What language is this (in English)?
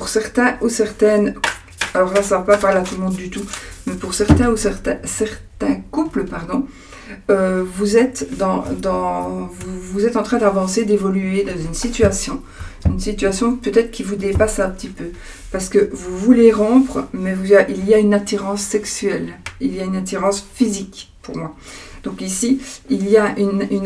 French